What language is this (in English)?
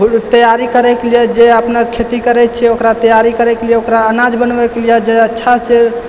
Maithili